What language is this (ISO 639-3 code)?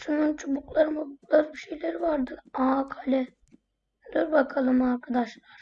tur